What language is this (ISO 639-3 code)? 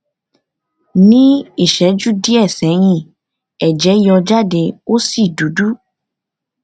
yor